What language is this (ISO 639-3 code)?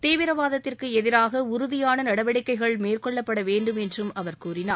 tam